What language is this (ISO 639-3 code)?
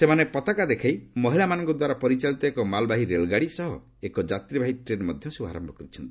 ori